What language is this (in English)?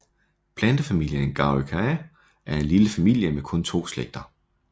Danish